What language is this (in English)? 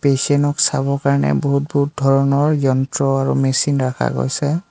Assamese